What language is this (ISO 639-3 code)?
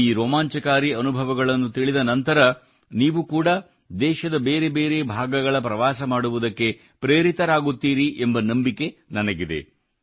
kan